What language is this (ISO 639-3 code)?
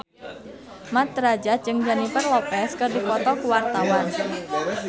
sun